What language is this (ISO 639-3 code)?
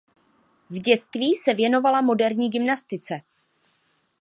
ces